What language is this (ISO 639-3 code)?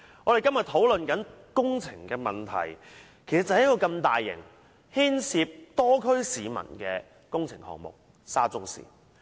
yue